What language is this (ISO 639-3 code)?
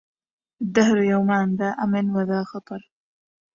ara